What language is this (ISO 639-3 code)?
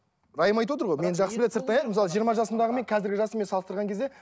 kaz